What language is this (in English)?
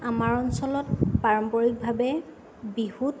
Assamese